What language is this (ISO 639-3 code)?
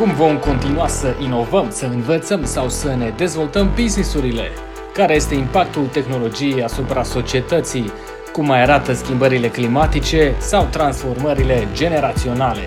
ron